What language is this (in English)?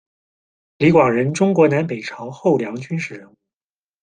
Chinese